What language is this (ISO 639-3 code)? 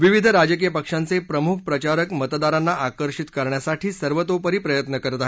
mar